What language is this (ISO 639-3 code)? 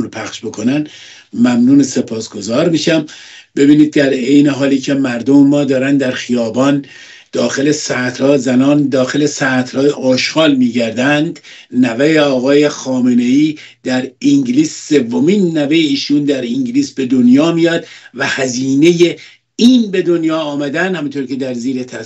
fas